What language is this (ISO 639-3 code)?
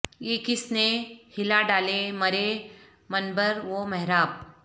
urd